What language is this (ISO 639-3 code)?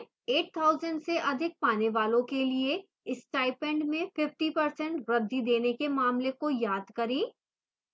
hin